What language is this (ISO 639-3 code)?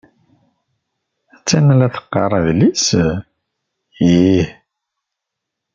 kab